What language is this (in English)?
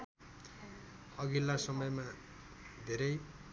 Nepali